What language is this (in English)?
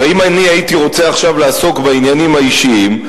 Hebrew